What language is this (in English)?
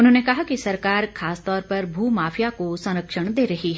Hindi